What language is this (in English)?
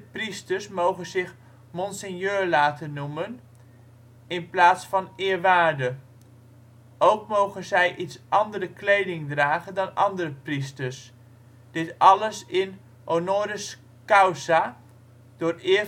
Dutch